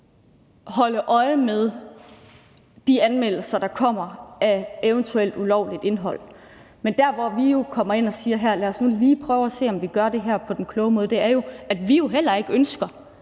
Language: Danish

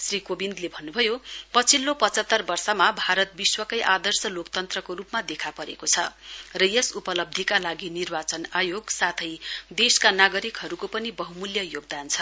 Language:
Nepali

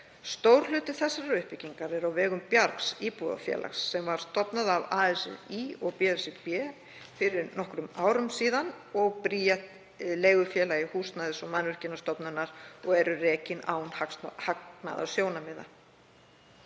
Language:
Icelandic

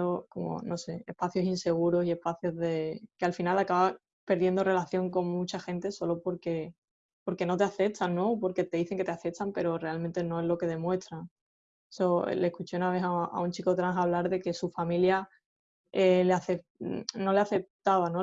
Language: Spanish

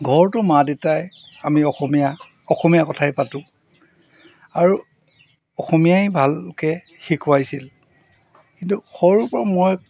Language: Assamese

